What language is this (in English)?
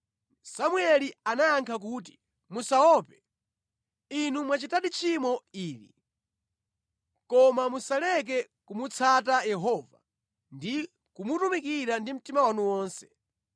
Nyanja